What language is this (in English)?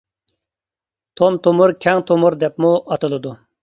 Uyghur